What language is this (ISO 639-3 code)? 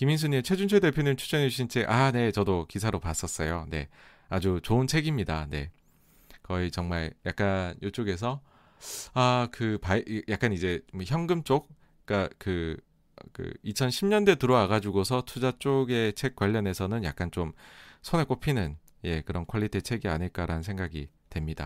kor